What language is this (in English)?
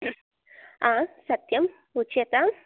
Sanskrit